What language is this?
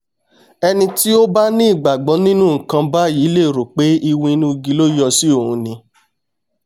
Yoruba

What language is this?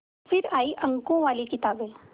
Hindi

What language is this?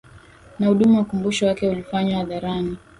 Swahili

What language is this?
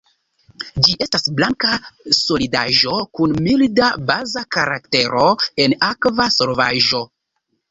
Esperanto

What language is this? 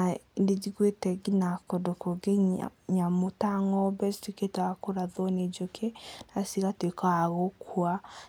Kikuyu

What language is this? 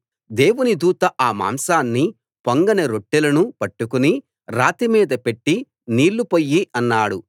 Telugu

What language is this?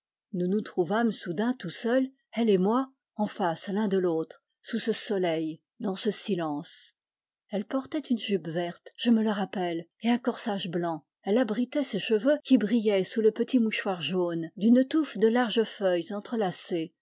French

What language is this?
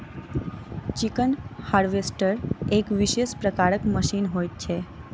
Maithili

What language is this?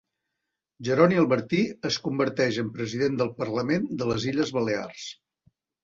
Catalan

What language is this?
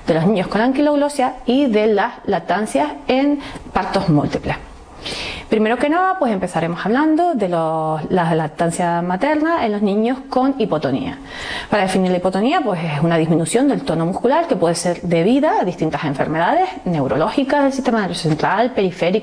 Spanish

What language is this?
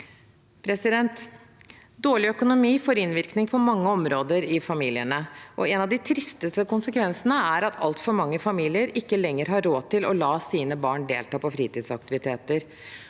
Norwegian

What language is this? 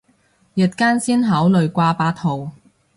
Cantonese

